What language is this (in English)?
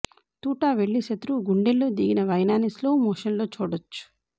Telugu